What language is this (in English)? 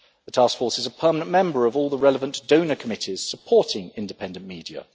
English